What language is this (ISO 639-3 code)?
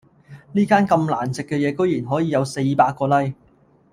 yue